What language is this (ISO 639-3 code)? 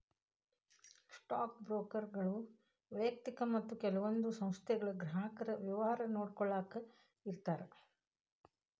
kan